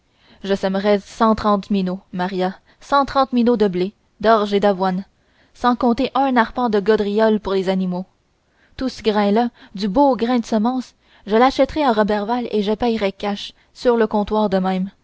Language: French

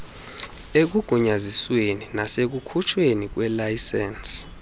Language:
Xhosa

